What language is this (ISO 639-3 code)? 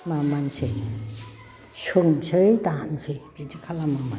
brx